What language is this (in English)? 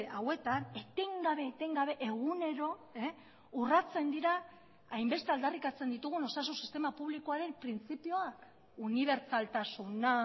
Basque